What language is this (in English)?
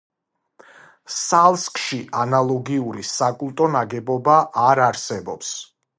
Georgian